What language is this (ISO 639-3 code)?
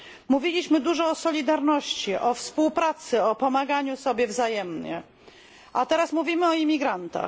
pol